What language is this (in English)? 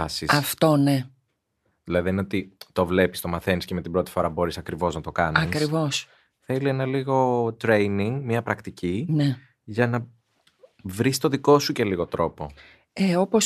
Greek